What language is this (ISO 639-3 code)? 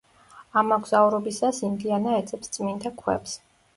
kat